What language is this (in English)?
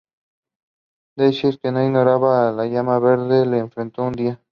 Spanish